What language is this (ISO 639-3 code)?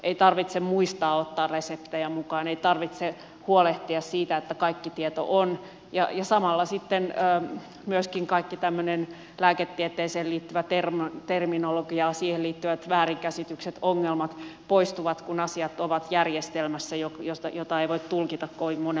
fin